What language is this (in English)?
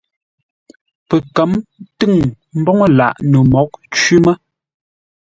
Ngombale